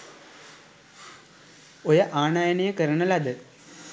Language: Sinhala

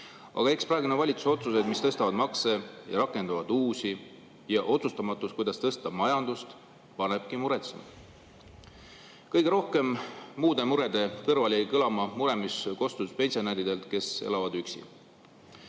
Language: Estonian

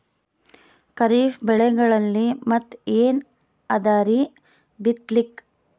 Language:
Kannada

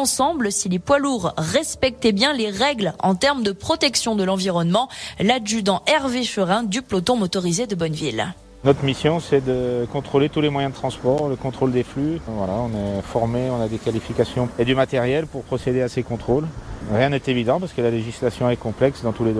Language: French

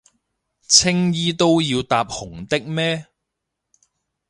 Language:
Cantonese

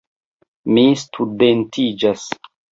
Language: Esperanto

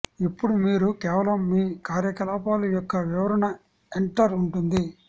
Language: Telugu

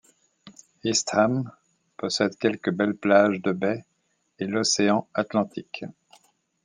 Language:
French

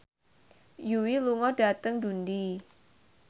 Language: Javanese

